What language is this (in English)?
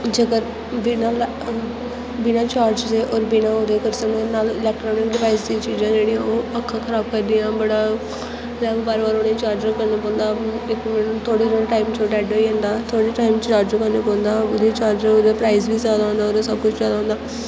Dogri